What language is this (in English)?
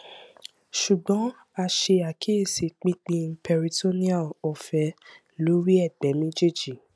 Yoruba